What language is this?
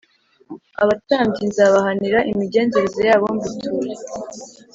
Kinyarwanda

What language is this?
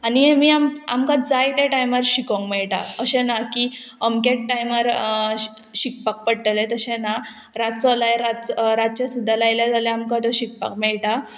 Konkani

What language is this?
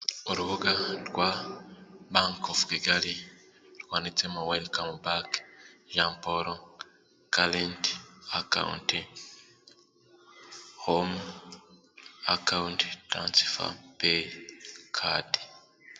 Kinyarwanda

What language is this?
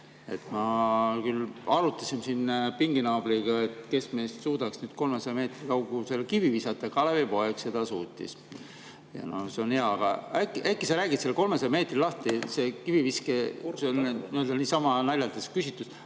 Estonian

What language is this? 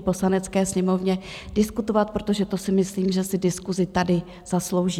Czech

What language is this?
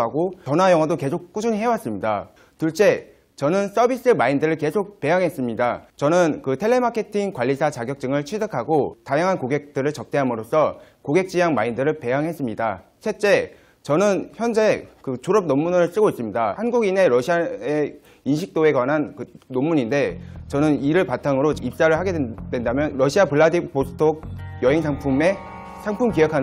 Korean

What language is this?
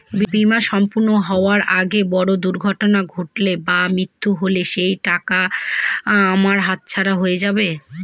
Bangla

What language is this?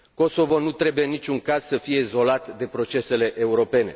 Romanian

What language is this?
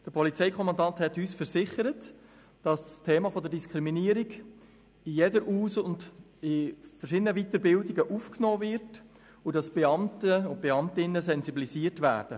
Swiss German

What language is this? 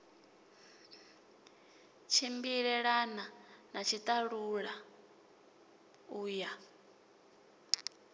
Venda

